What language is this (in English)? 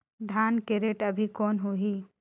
Chhattisgarhi